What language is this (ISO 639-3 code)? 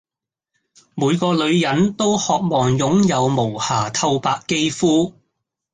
yue